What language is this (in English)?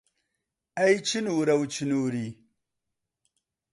Central Kurdish